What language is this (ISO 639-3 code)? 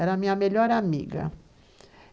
por